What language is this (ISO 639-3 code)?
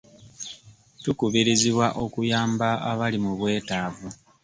lug